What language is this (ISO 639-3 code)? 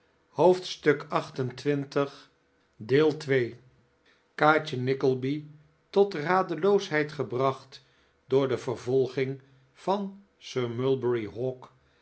nld